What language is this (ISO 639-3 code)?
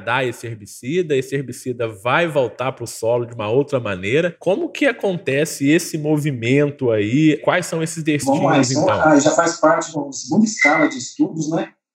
por